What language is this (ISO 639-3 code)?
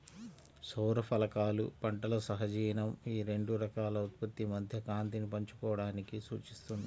tel